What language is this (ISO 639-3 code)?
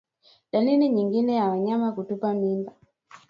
swa